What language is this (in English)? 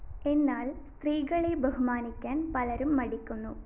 Malayalam